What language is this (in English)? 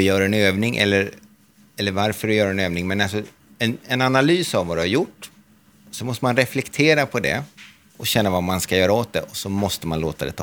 Swedish